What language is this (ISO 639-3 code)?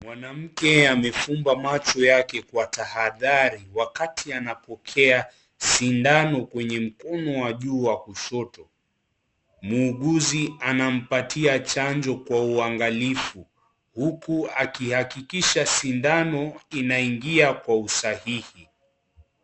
swa